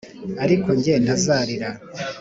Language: Kinyarwanda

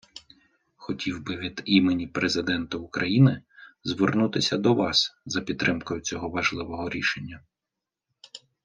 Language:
Ukrainian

